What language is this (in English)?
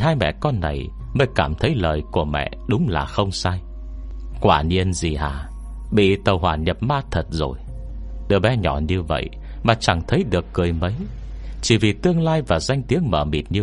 Vietnamese